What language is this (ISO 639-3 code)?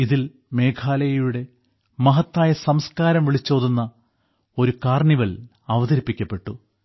mal